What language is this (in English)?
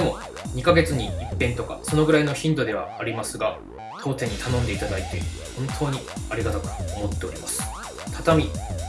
Japanese